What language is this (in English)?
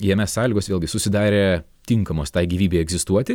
Lithuanian